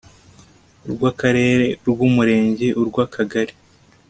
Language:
Kinyarwanda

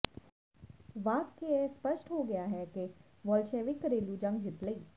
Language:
Punjabi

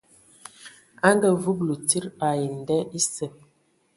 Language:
Ewondo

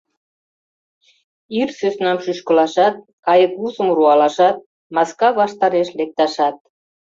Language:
Mari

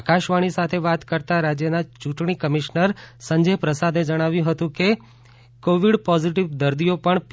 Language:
Gujarati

